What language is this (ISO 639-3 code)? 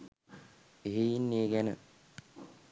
sin